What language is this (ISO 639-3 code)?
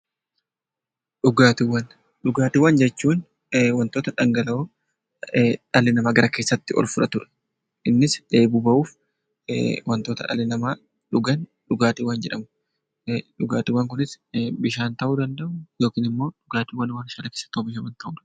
orm